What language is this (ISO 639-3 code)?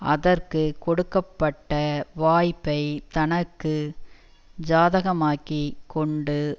tam